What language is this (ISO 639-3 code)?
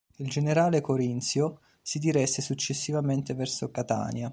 ita